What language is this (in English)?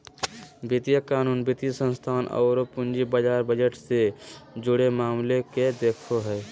Magahi